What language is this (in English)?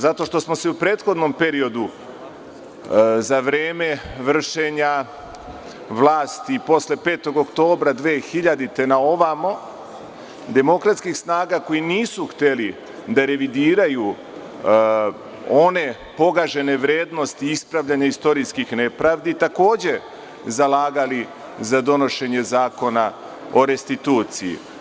Serbian